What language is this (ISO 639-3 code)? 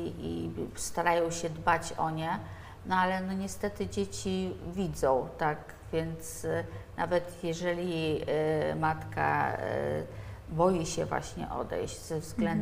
pol